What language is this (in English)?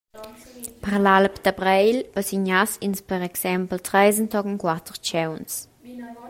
Romansh